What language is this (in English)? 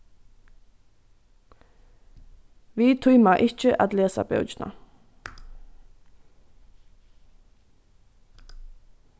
Faroese